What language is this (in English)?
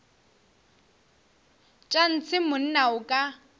Northern Sotho